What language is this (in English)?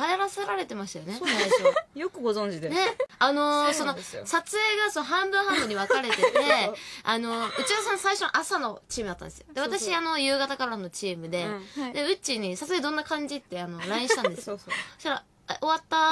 Japanese